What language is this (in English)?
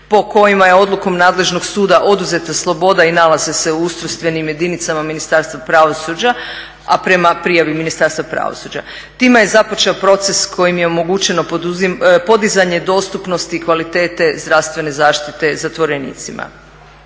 Croatian